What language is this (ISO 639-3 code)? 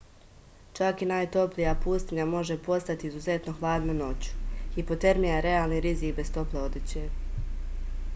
srp